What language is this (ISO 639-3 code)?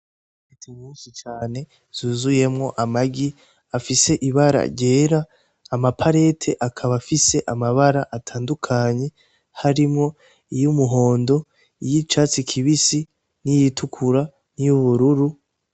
run